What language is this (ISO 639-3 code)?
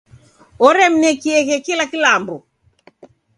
dav